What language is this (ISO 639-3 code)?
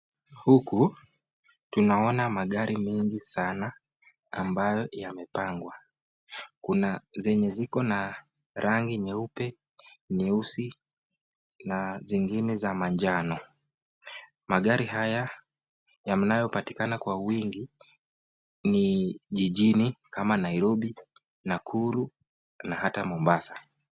swa